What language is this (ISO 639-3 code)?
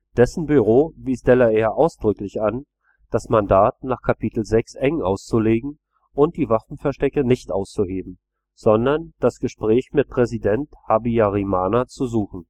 deu